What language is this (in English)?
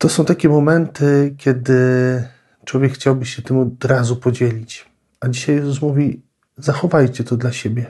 Polish